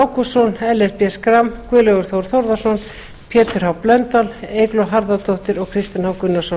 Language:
Icelandic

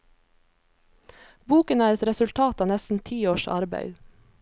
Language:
Norwegian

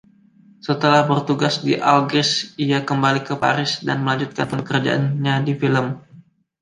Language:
Indonesian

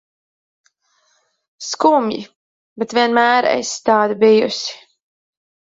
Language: Latvian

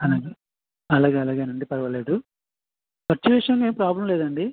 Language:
Telugu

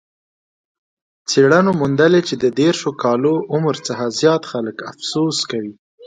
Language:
Pashto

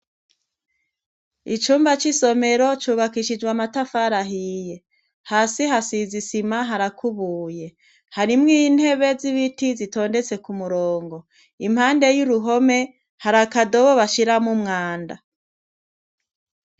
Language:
Rundi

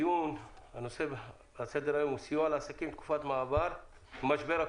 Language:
Hebrew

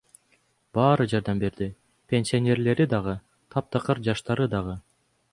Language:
Kyrgyz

